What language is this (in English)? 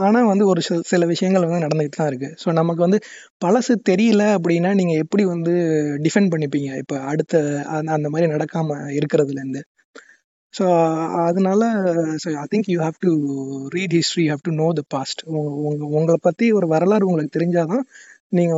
Tamil